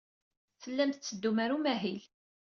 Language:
Kabyle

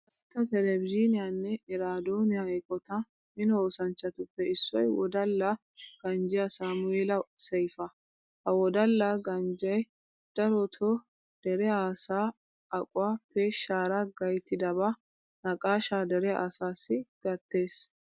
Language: Wolaytta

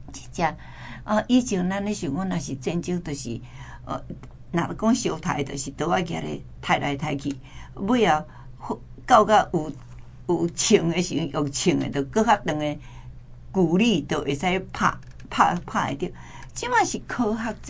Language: Chinese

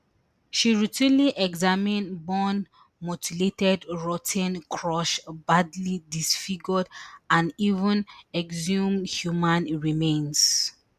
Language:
Nigerian Pidgin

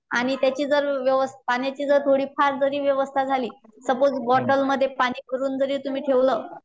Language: Marathi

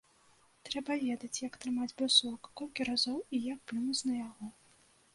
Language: Belarusian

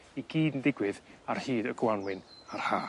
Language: Welsh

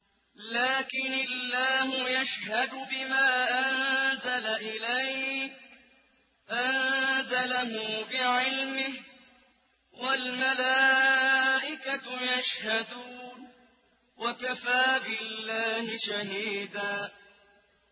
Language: Arabic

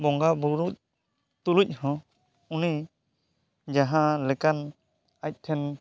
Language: Santali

